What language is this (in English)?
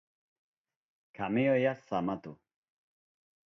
Basque